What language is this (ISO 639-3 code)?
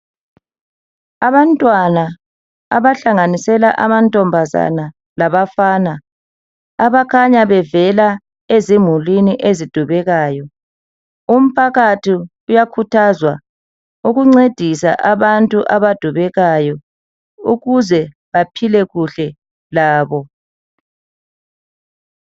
nde